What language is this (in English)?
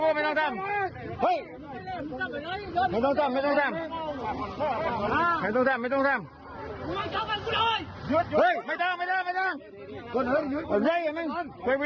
Thai